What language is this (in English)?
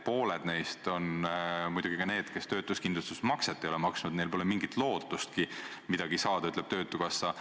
Estonian